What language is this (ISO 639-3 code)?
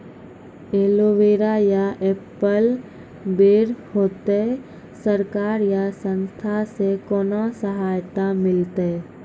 mai